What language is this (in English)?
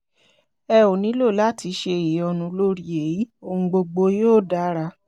Yoruba